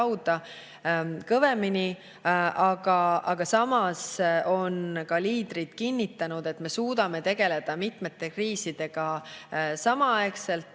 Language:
Estonian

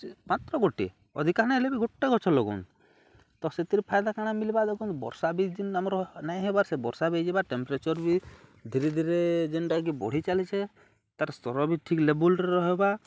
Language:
Odia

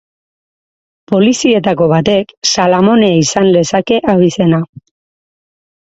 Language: Basque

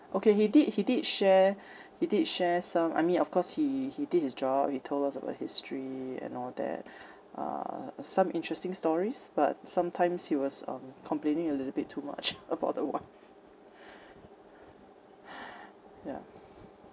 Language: English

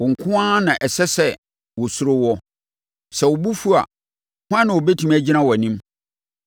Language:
Akan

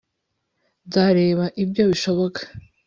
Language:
Kinyarwanda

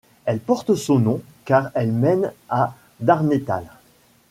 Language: French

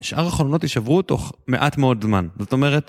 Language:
Hebrew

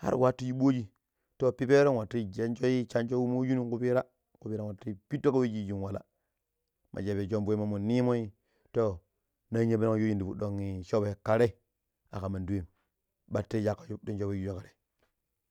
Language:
Pero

